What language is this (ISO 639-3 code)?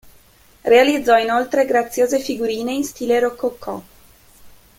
ita